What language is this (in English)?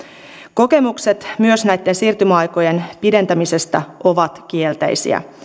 Finnish